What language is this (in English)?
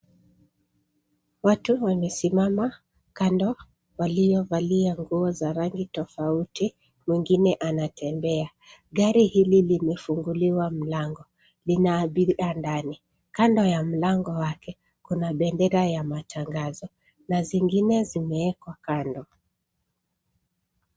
Swahili